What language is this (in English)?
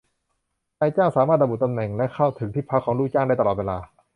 Thai